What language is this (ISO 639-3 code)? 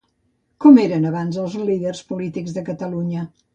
cat